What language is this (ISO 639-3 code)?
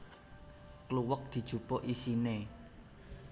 jav